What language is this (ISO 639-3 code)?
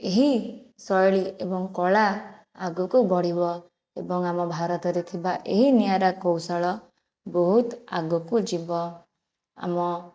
ori